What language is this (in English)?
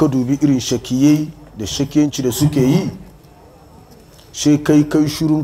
Arabic